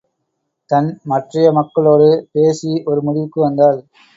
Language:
Tamil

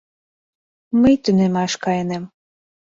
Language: Mari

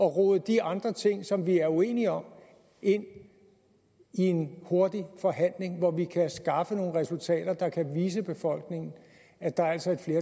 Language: Danish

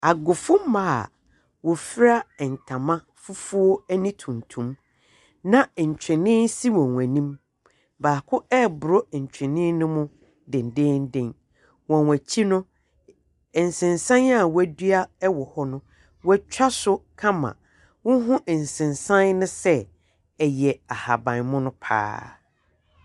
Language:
Akan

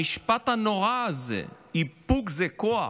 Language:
Hebrew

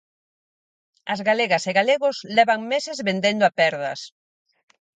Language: Galician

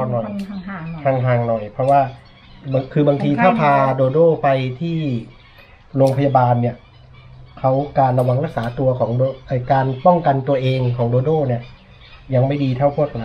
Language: Thai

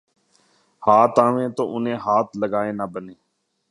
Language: Urdu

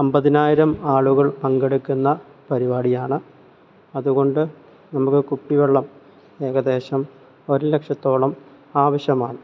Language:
Malayalam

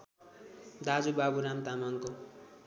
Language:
Nepali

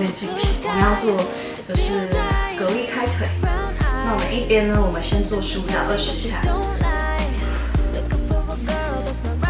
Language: Chinese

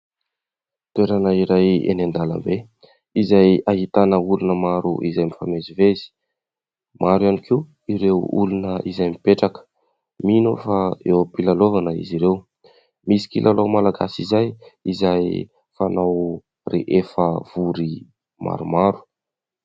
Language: Malagasy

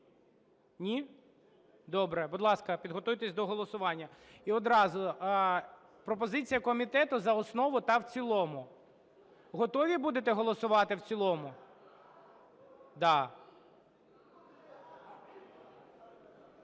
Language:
Ukrainian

